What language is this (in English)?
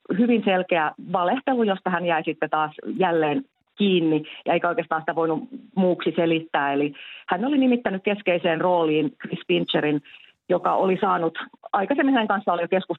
Finnish